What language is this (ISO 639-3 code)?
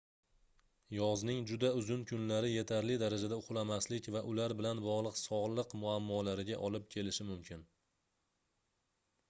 uzb